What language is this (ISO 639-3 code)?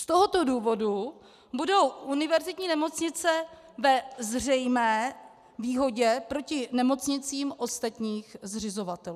ces